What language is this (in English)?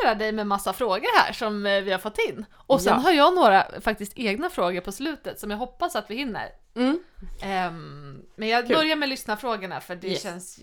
Swedish